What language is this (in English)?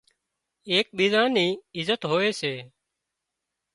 Wadiyara Koli